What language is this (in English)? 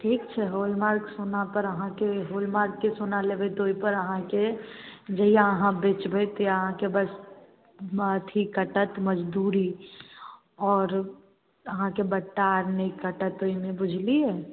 Maithili